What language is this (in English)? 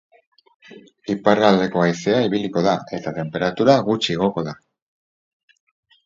Basque